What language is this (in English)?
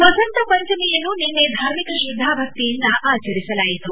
Kannada